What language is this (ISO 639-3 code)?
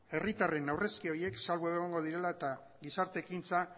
eus